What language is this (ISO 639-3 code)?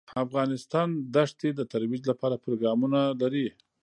pus